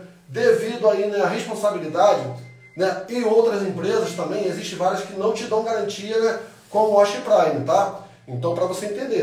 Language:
Portuguese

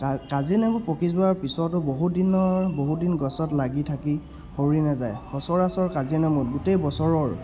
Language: Assamese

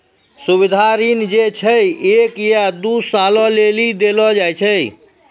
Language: Maithili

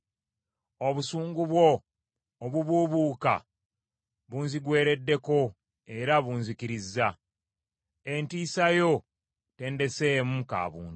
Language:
Ganda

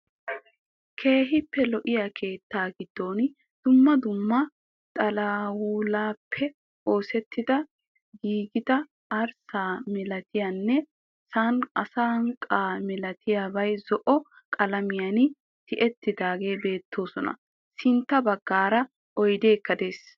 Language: Wolaytta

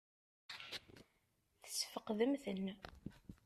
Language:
Kabyle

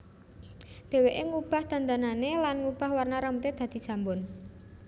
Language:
Javanese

